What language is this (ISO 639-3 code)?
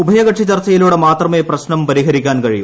mal